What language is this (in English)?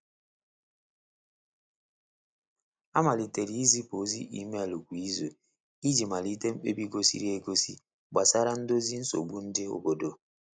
Igbo